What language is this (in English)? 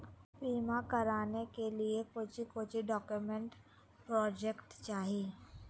Magahi